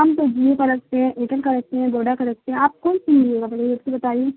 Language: Urdu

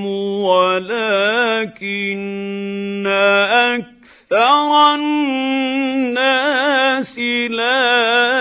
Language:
Arabic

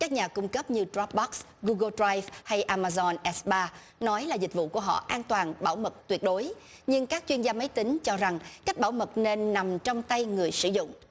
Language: Vietnamese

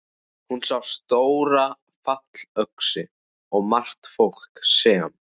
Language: Icelandic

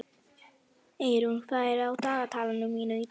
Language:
Icelandic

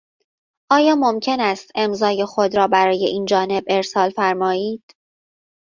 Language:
Persian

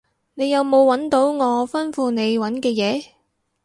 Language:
Cantonese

